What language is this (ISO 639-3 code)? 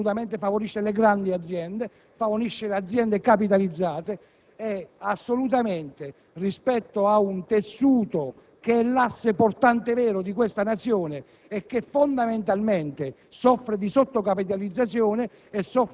ita